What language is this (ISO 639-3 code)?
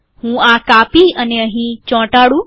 guj